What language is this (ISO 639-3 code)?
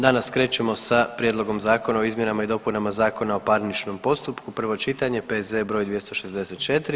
hrv